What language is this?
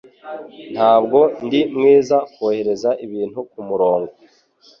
Kinyarwanda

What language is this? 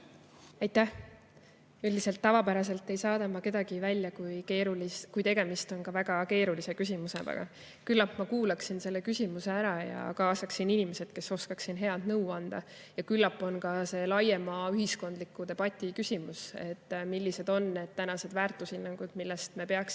Estonian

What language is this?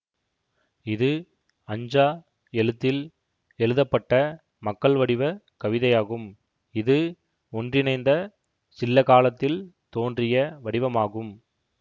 Tamil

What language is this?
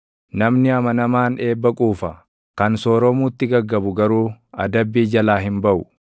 Oromo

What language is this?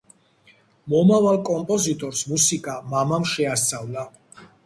Georgian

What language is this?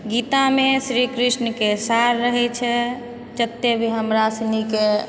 Maithili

